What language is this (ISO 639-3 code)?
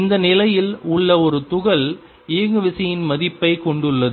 tam